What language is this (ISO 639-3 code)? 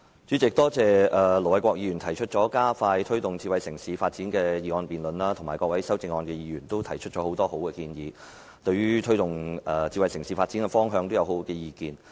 yue